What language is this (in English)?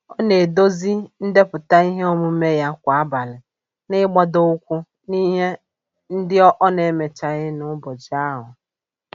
Igbo